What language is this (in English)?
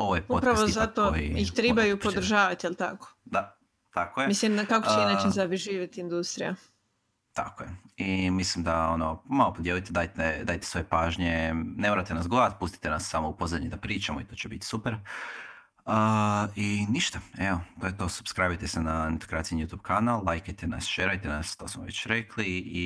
Croatian